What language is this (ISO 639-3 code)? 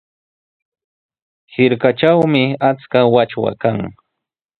qws